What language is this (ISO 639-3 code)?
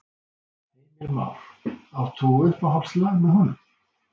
isl